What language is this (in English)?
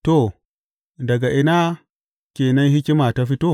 Hausa